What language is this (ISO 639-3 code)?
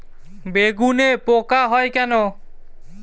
ben